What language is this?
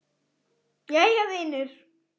Icelandic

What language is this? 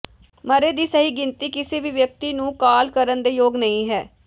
Punjabi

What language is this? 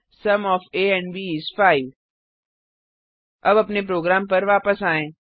Hindi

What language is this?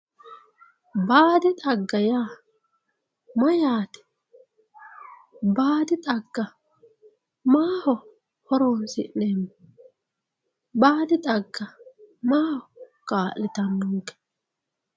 Sidamo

